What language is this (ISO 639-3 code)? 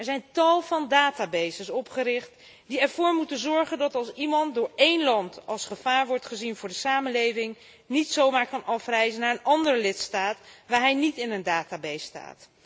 nld